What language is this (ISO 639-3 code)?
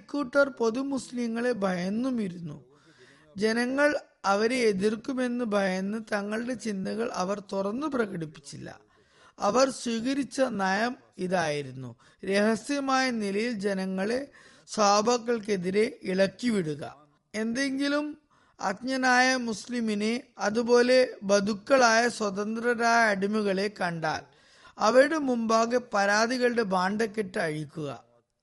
mal